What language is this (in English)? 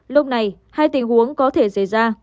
Vietnamese